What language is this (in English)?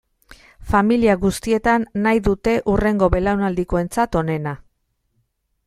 Basque